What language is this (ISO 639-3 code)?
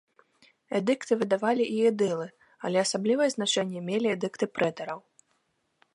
bel